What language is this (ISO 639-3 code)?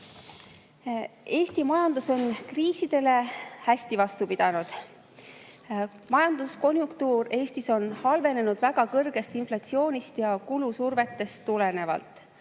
est